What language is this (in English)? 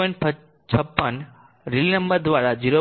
Gujarati